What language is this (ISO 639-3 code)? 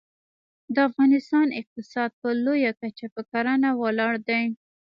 pus